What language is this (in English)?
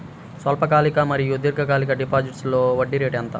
Telugu